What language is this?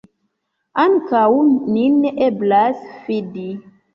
Esperanto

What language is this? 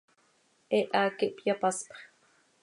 Seri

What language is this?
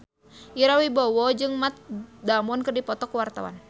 Sundanese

